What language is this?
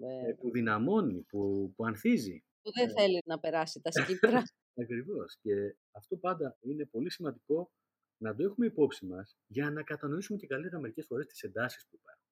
Greek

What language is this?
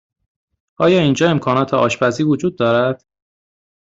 Persian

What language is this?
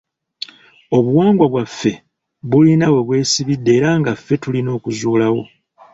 Ganda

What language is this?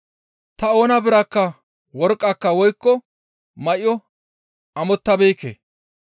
Gamo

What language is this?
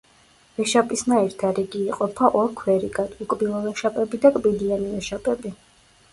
Georgian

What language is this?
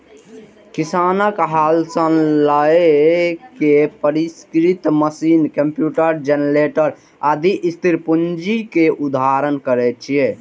Maithili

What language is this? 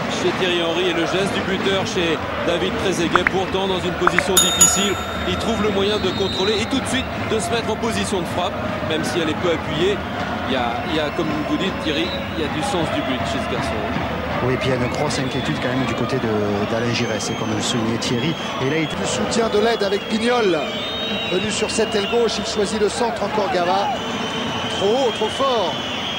French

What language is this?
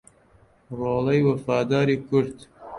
Central Kurdish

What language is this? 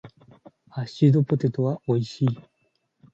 Japanese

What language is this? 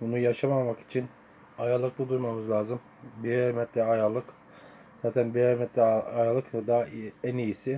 Turkish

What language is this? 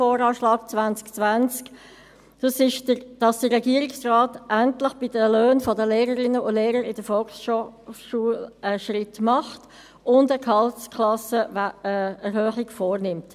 Swiss German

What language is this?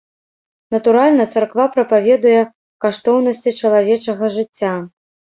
Belarusian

